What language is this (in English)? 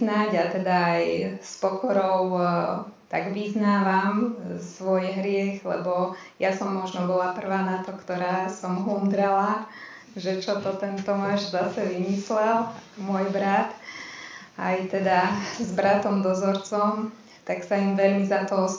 Slovak